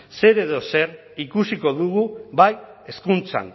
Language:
Basque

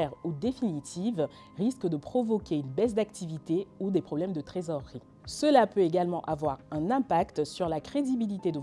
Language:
French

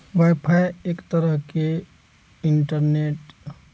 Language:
Maithili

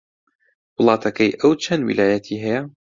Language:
Central Kurdish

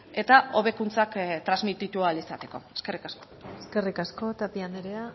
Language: Basque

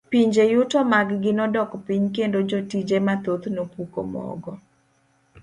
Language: Luo (Kenya and Tanzania)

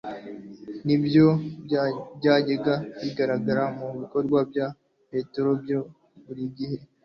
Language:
Kinyarwanda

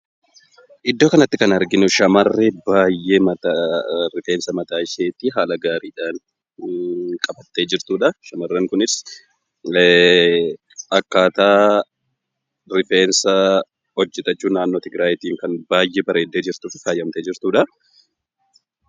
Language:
Oromo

